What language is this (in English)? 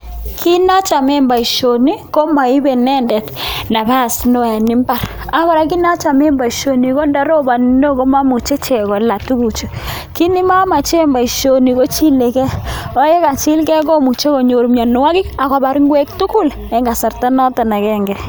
Kalenjin